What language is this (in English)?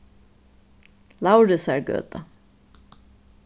Faroese